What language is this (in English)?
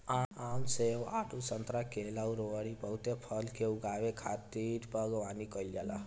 Bhojpuri